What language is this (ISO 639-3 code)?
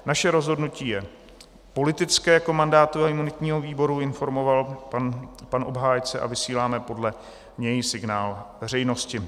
ces